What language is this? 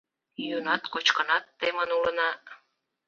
Mari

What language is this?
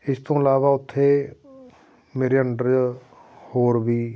Punjabi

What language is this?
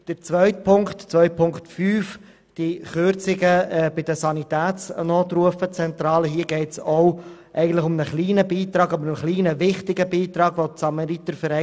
Swiss German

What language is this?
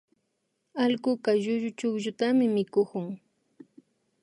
Imbabura Highland Quichua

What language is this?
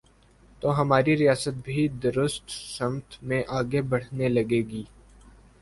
Urdu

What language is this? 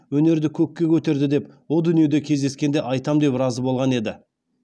Kazakh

